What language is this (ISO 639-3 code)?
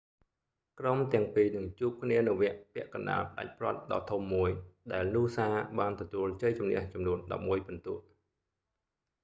khm